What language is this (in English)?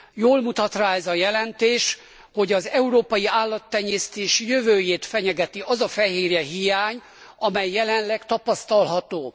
Hungarian